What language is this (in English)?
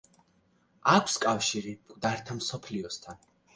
Georgian